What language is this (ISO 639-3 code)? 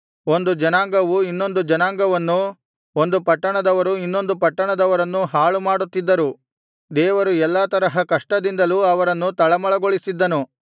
kan